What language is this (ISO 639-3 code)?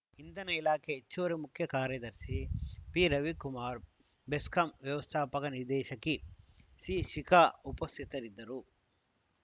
kan